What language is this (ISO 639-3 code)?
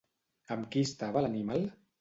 cat